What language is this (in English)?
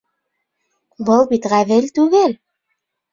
Bashkir